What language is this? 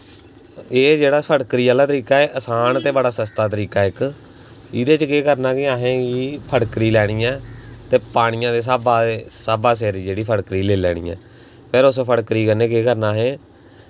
Dogri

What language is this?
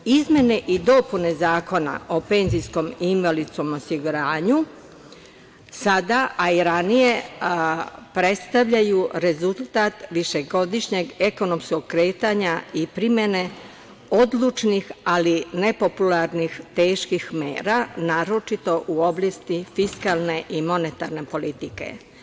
Serbian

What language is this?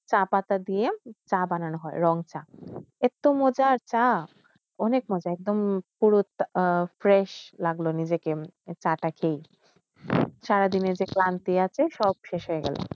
Bangla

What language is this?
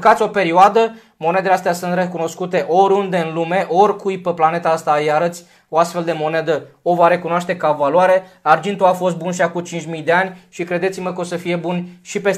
Romanian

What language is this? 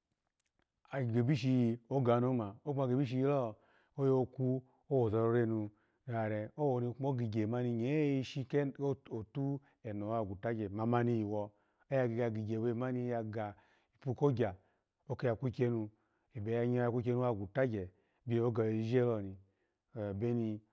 Alago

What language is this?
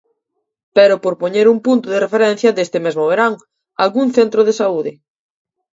Galician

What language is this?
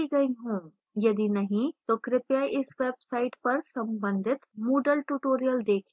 Hindi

